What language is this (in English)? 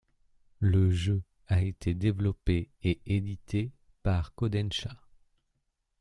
French